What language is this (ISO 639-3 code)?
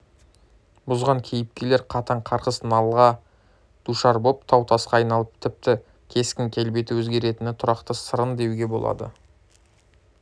kaz